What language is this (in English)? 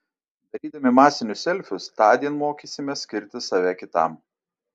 Lithuanian